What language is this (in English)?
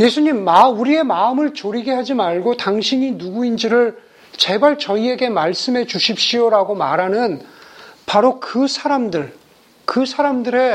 Korean